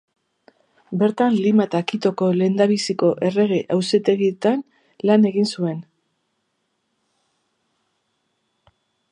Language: Basque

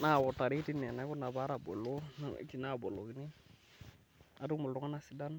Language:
Masai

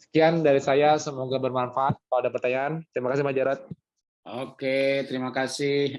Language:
Indonesian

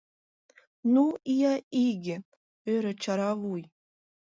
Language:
Mari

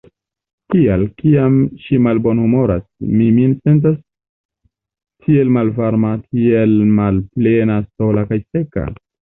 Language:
Esperanto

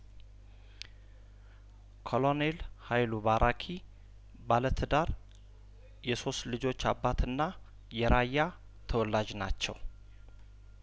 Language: Amharic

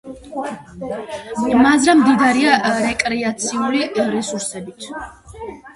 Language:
Georgian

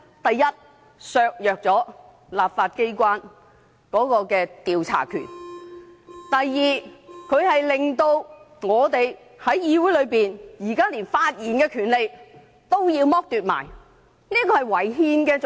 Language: Cantonese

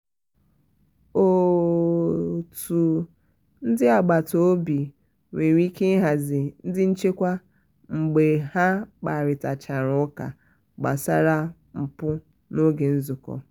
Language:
Igbo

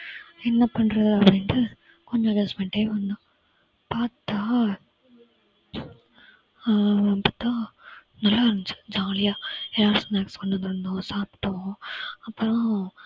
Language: Tamil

